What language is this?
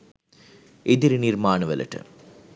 Sinhala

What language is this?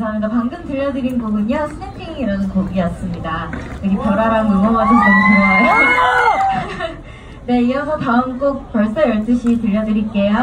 Korean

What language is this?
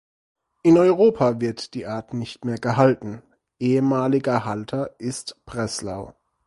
German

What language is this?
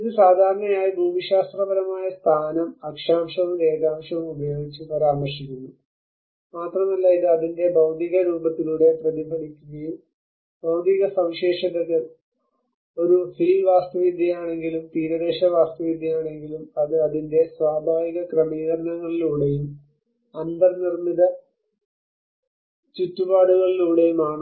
Malayalam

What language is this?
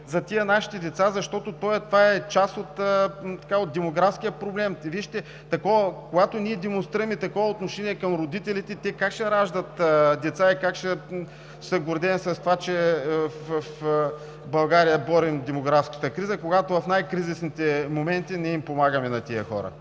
Bulgarian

